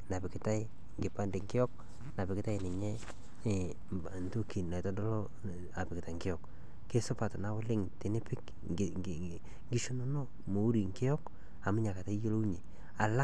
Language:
Masai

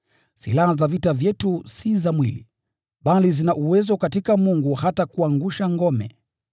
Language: Swahili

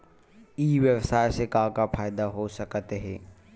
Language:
Chhattisgarhi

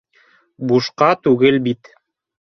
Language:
Bashkir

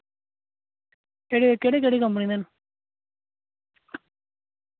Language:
Dogri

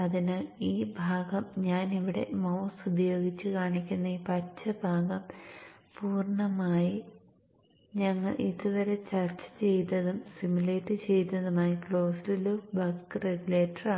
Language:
Malayalam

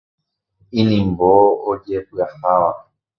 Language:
Guarani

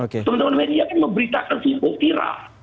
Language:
Indonesian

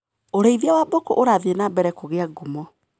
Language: Kikuyu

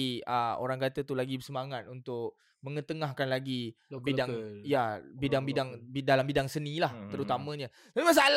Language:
Malay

